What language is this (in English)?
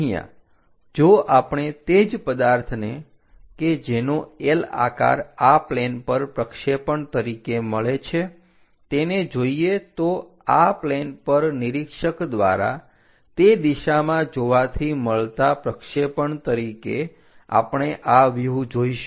Gujarati